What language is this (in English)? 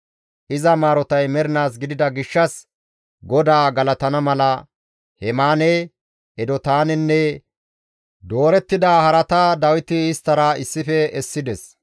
Gamo